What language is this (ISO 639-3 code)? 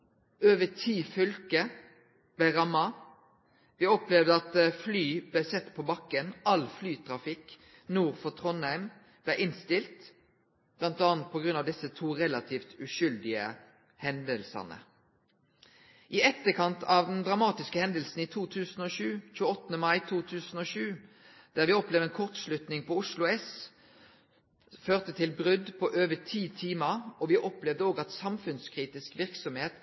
nno